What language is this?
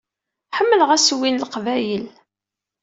Kabyle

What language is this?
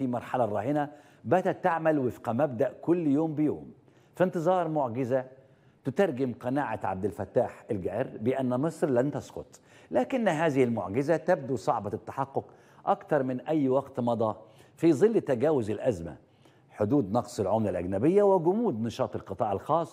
Arabic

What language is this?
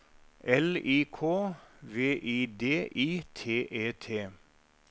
Norwegian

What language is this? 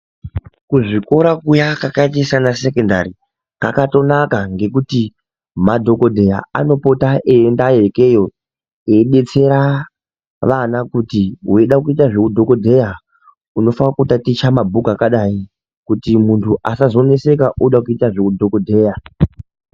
Ndau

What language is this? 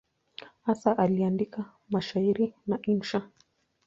Swahili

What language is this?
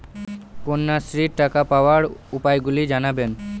Bangla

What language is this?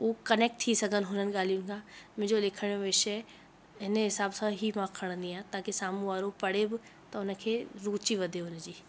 Sindhi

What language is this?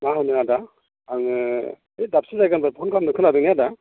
Bodo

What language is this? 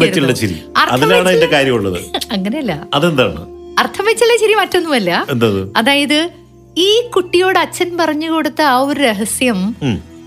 Malayalam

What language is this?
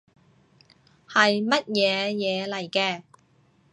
Cantonese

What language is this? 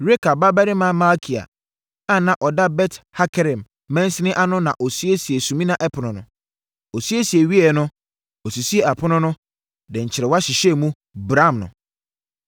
Akan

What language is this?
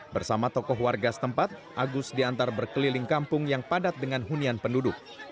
Indonesian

